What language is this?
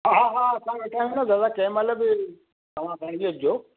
Sindhi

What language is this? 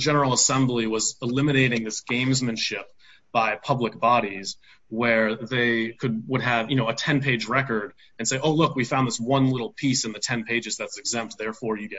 English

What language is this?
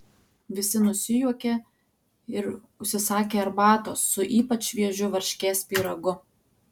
Lithuanian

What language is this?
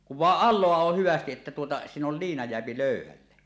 Finnish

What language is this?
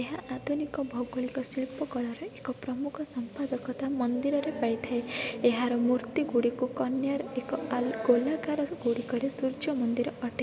Odia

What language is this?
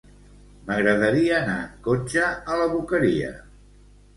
Catalan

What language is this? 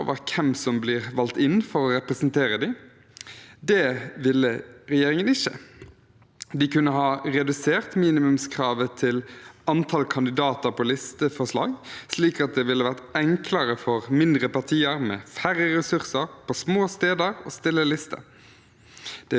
Norwegian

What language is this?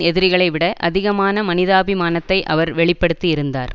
Tamil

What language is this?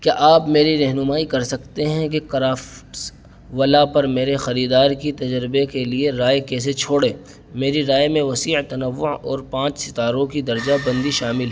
Urdu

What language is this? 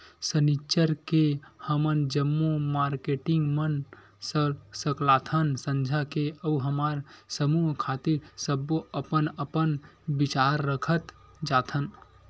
Chhattisgarhi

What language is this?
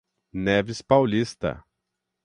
Portuguese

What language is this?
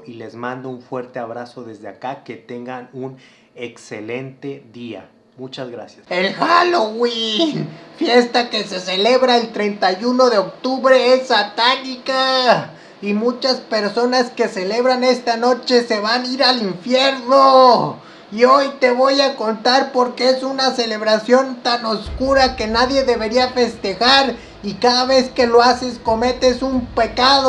Spanish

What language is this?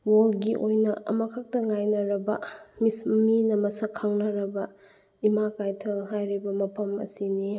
Manipuri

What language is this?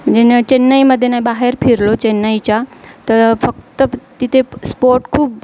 Marathi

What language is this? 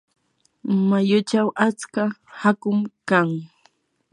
Yanahuanca Pasco Quechua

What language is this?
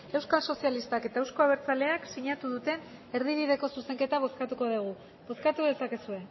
Basque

